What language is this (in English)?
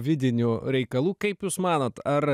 Lithuanian